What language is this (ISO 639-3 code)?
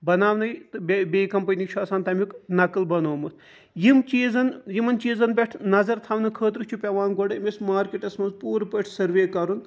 kas